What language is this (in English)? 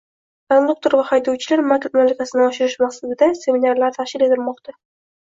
Uzbek